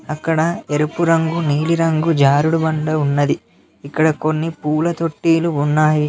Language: Telugu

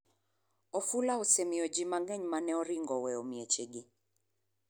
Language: Luo (Kenya and Tanzania)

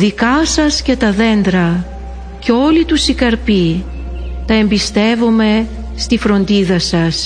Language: Greek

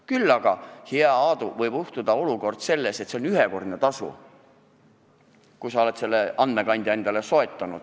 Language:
Estonian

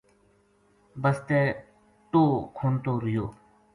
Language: Gujari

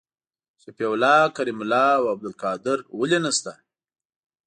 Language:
Pashto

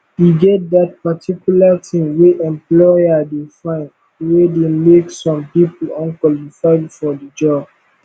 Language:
Nigerian Pidgin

